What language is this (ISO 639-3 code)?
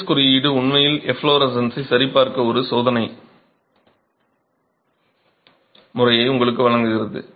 tam